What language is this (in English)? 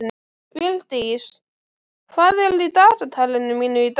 Icelandic